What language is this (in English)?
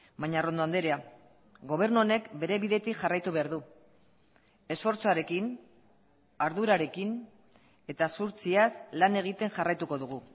Basque